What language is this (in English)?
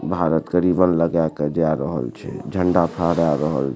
Maithili